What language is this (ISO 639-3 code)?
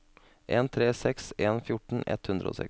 nor